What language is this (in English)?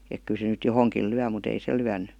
Finnish